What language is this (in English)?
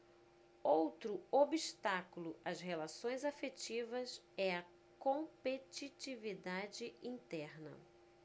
Portuguese